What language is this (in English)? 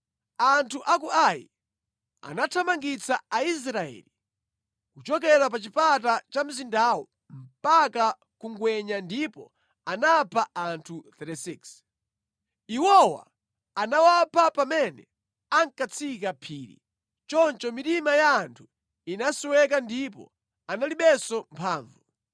Nyanja